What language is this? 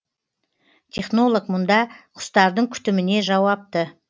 Kazakh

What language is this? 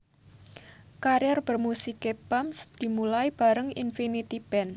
Javanese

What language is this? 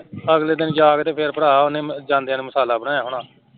Punjabi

